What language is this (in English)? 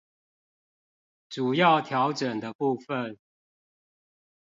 Chinese